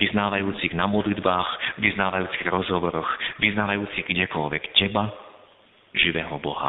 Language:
Slovak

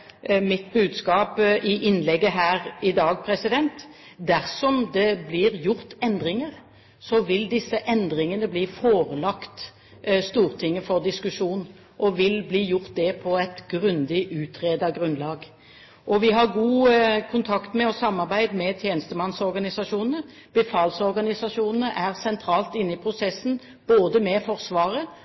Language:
Norwegian Bokmål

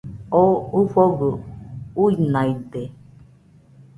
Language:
Nüpode Huitoto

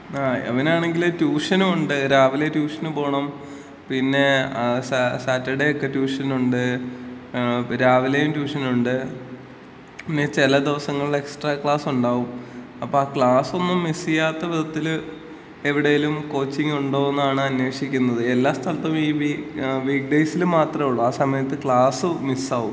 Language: Malayalam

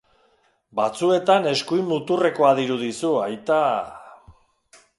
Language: Basque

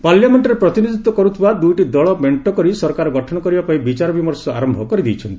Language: Odia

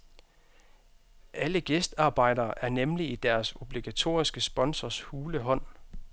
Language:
Danish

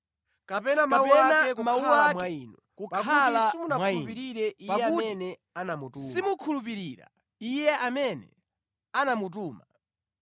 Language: Nyanja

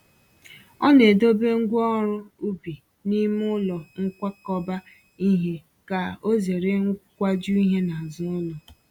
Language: Igbo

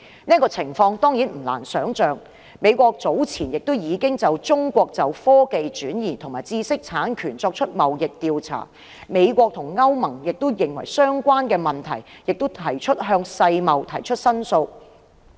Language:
Cantonese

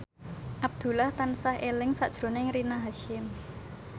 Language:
Javanese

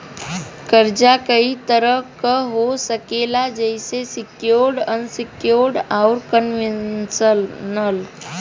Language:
Bhojpuri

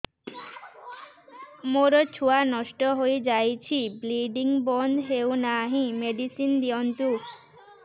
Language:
Odia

